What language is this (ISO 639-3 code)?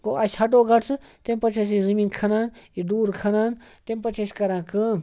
kas